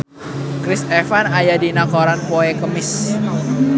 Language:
Sundanese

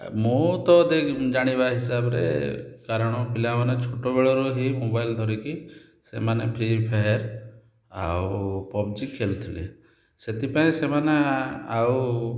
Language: Odia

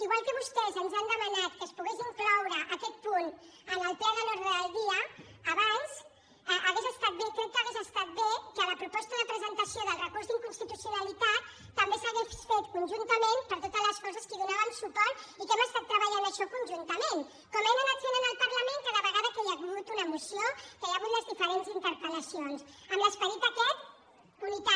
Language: Catalan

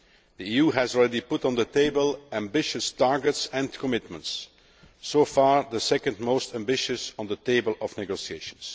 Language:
English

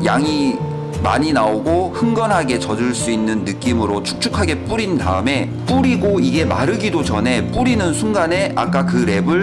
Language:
Korean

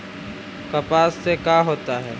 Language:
Magahi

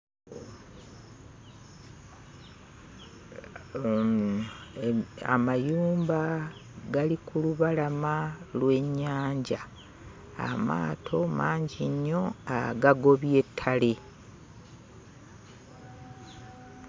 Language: Ganda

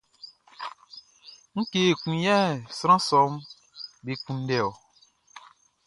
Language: Baoulé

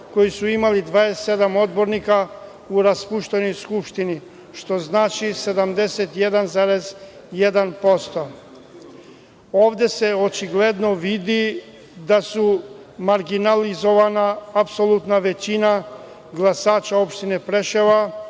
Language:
Serbian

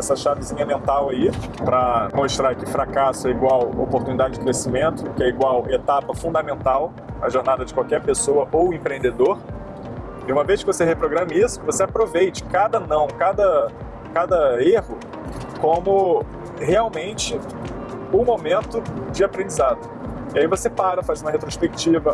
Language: Portuguese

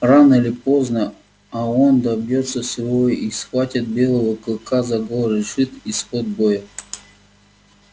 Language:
Russian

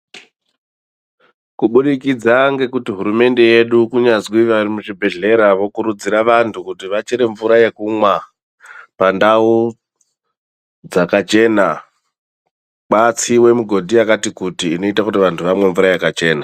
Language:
Ndau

